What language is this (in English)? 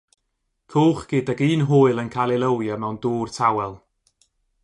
Welsh